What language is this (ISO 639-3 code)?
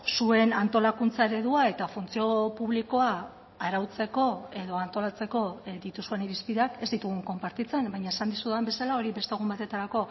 eus